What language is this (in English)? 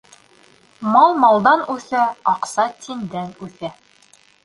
Bashkir